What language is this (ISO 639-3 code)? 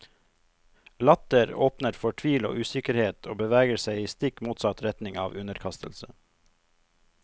nor